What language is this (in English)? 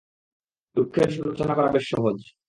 Bangla